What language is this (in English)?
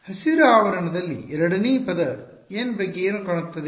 Kannada